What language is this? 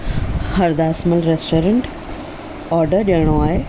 Sindhi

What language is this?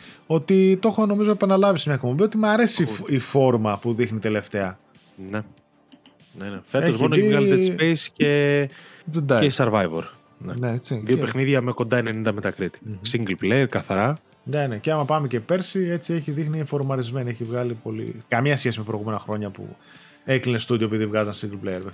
Greek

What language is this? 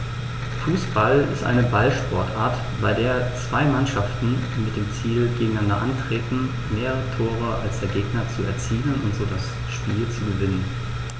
German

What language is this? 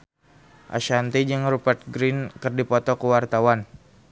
Sundanese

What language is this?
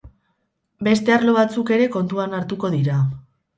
Basque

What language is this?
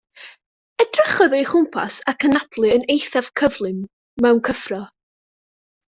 Welsh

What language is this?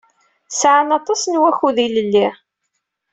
Kabyle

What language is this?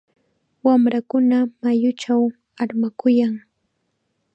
Chiquián Ancash Quechua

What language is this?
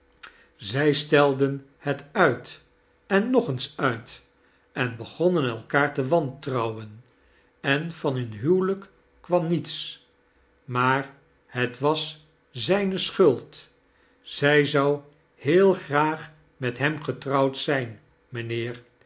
Dutch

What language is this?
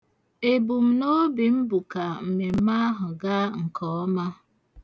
Igbo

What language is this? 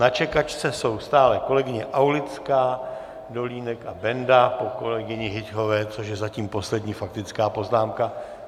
Czech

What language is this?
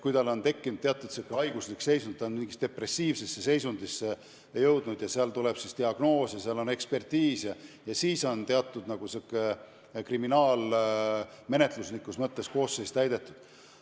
Estonian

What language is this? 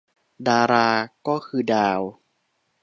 Thai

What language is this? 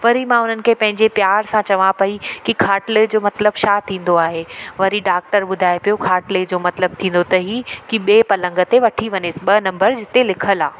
Sindhi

